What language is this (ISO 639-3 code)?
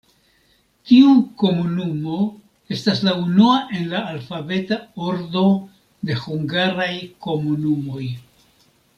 epo